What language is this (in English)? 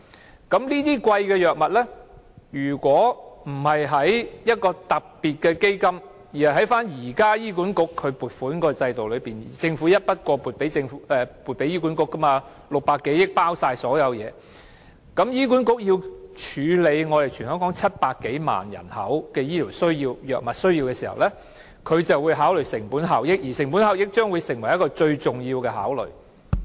Cantonese